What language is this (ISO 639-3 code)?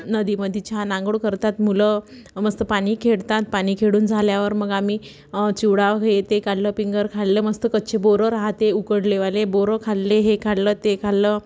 mar